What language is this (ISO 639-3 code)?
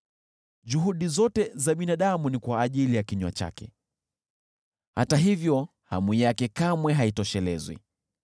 swa